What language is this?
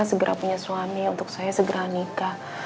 Indonesian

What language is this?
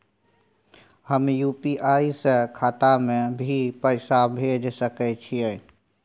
Maithili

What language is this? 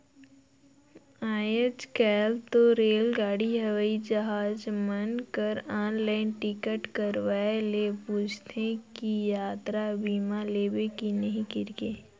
Chhattisgarhi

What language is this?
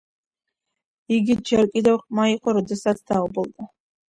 Georgian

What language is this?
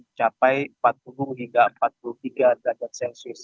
Indonesian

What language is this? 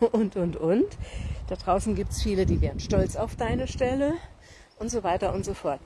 German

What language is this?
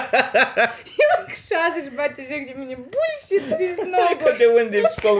Romanian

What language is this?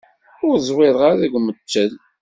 Kabyle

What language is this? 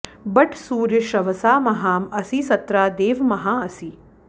Sanskrit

